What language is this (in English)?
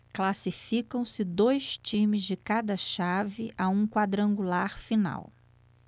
Portuguese